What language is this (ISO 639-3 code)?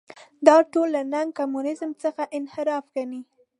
pus